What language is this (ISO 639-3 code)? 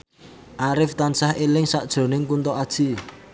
jav